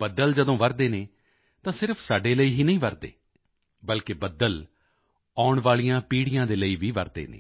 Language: Punjabi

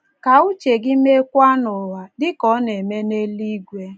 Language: Igbo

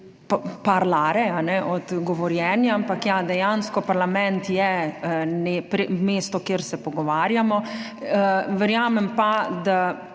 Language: Slovenian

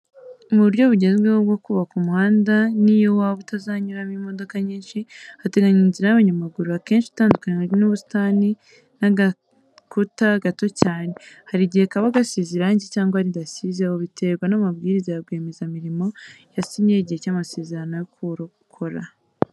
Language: Kinyarwanda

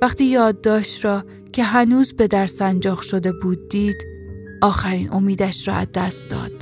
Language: Persian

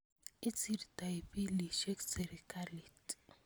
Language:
Kalenjin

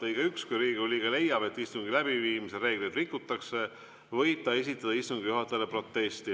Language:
Estonian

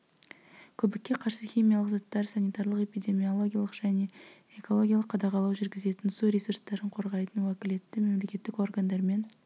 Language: Kazakh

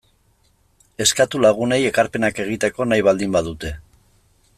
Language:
Basque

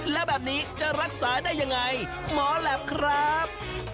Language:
Thai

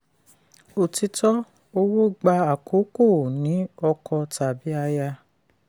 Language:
Yoruba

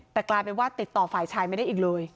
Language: Thai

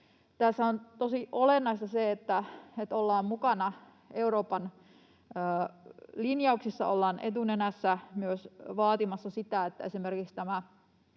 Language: Finnish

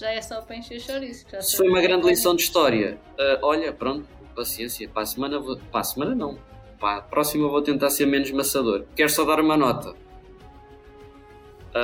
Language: Portuguese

